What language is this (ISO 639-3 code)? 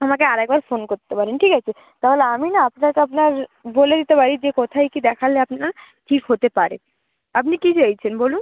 ben